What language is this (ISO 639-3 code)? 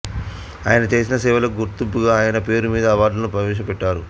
tel